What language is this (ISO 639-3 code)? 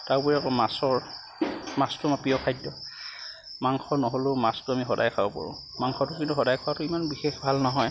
asm